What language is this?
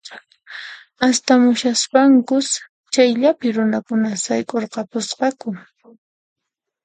Puno Quechua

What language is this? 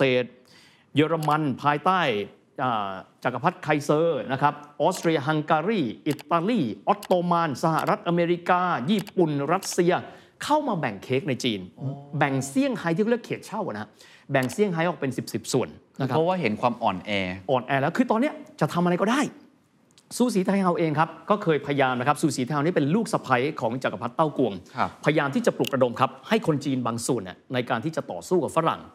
Thai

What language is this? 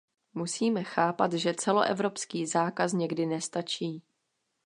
Czech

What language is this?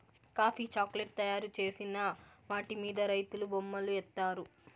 Telugu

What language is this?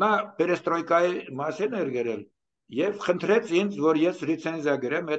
Romanian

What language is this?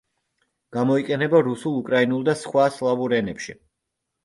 Georgian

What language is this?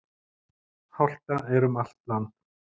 Icelandic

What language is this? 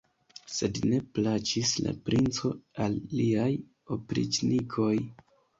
Esperanto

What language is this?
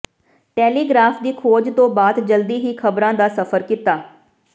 Punjabi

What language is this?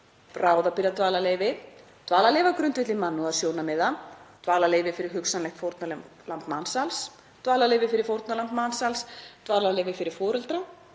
Icelandic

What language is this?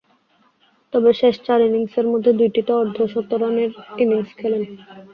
Bangla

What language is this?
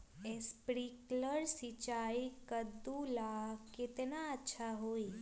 Magahi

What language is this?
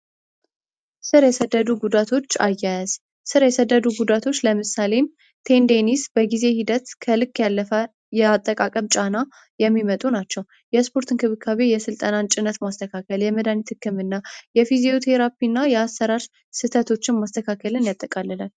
Amharic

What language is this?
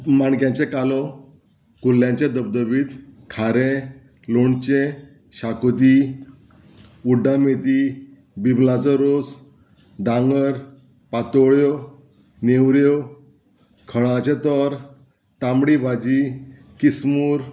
Konkani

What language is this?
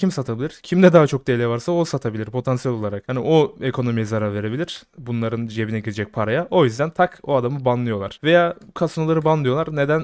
Turkish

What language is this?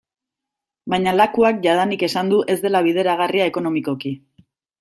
Basque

